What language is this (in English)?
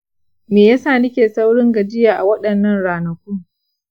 Hausa